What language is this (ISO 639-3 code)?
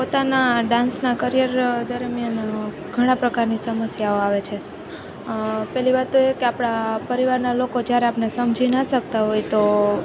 guj